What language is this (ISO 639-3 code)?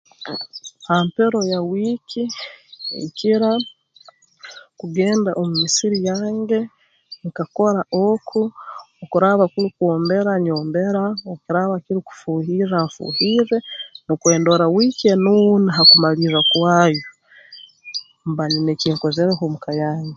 ttj